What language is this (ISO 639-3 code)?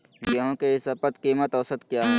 mag